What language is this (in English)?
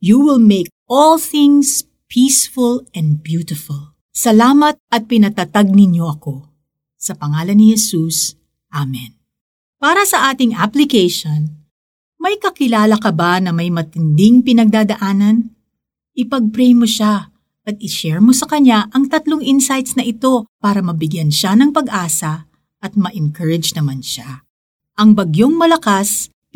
Filipino